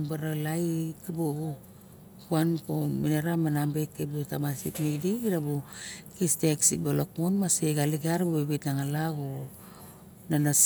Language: Barok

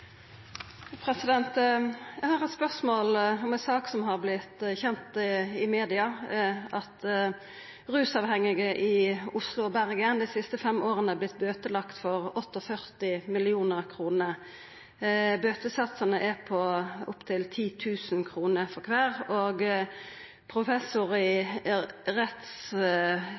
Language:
Norwegian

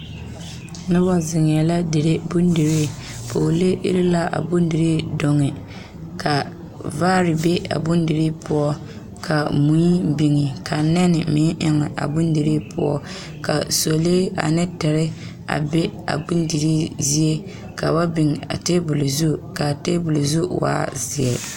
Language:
Southern Dagaare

